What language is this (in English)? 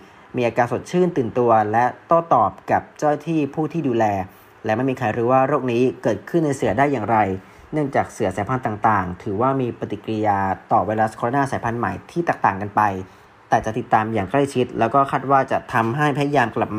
Thai